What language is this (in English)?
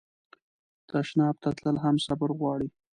Pashto